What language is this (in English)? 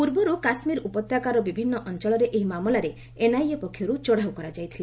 Odia